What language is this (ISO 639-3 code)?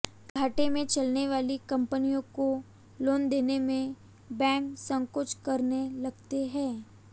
hin